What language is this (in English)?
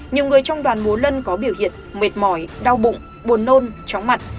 Vietnamese